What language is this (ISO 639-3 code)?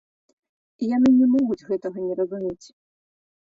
bel